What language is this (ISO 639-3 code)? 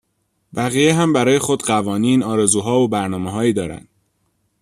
fas